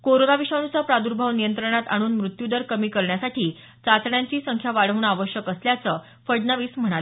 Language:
Marathi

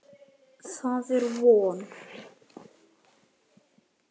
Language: Icelandic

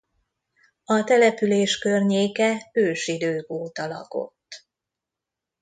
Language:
Hungarian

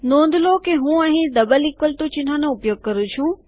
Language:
Gujarati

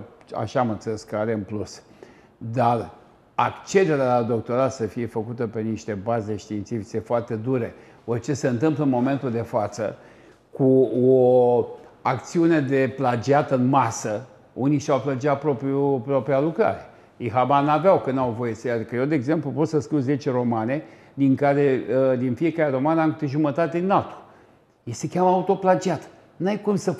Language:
Romanian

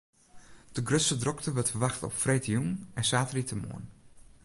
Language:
Western Frisian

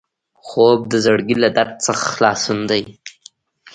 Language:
Pashto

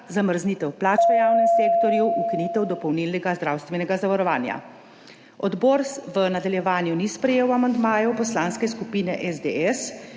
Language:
Slovenian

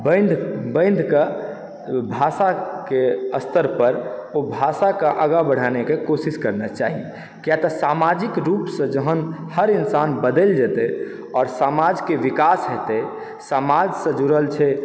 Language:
Maithili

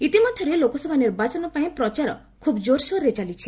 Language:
Odia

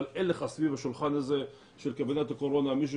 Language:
Hebrew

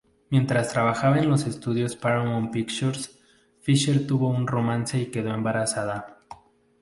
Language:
Spanish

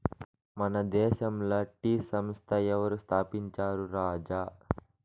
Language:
Telugu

